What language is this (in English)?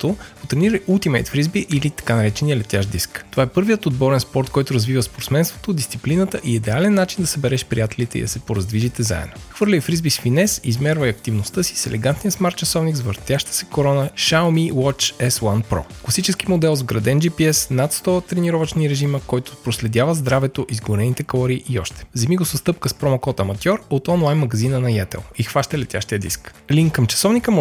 Bulgarian